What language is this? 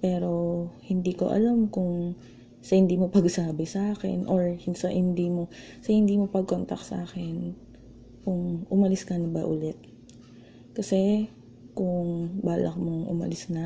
Filipino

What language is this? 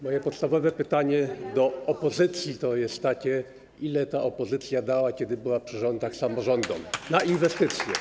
Polish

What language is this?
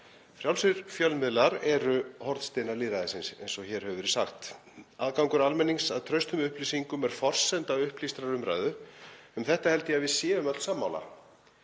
Icelandic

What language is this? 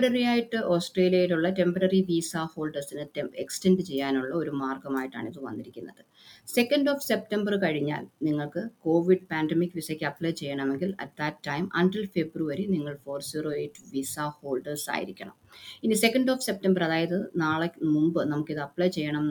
Malayalam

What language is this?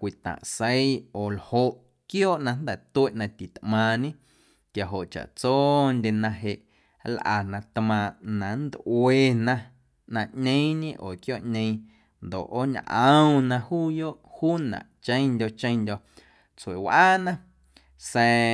Guerrero Amuzgo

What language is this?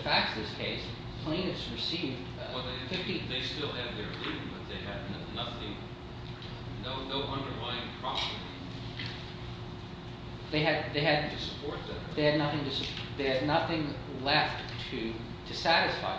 English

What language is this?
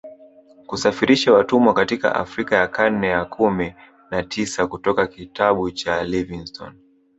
Swahili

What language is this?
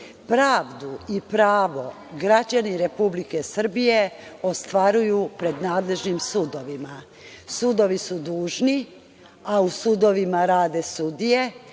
Serbian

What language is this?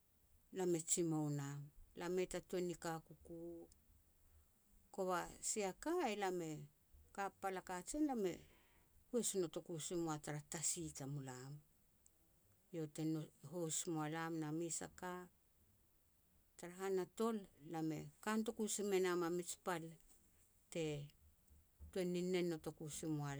Petats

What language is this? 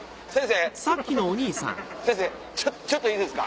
Japanese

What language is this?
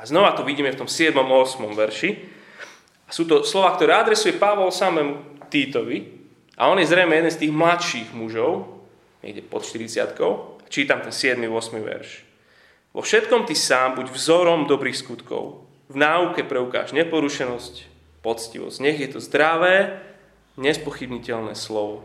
Slovak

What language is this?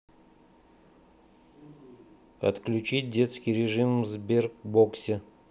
Russian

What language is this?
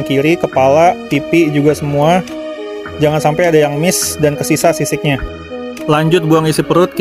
Indonesian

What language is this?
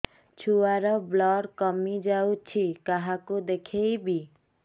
Odia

